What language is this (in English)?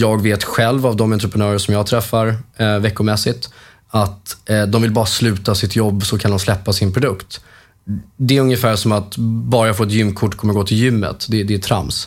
Swedish